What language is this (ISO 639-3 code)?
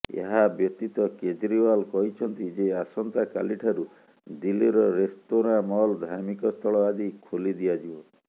ori